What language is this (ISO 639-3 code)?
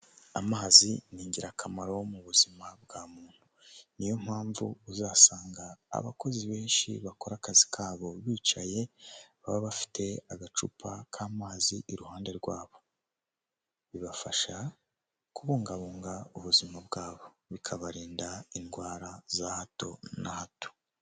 kin